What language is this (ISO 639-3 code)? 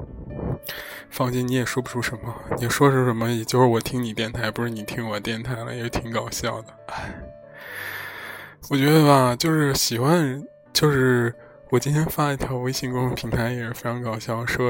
zho